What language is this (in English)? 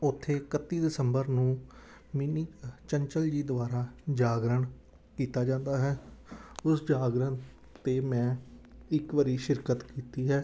Punjabi